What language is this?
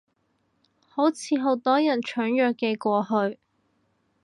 Cantonese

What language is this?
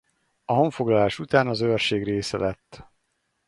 Hungarian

